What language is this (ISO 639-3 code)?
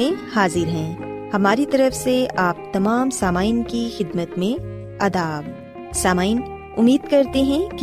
urd